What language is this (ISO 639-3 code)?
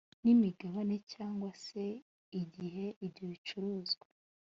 kin